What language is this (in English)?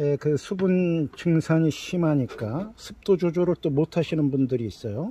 Korean